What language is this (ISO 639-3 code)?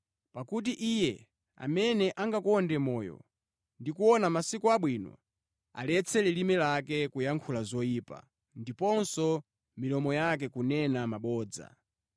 nya